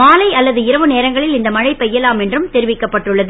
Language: Tamil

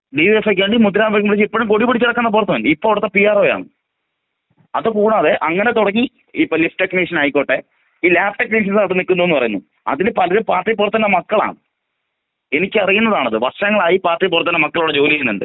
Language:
Malayalam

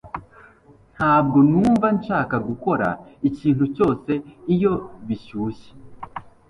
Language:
Kinyarwanda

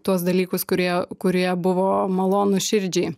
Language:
Lithuanian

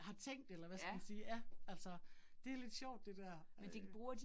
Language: Danish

